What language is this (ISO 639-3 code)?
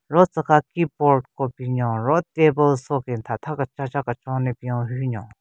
nre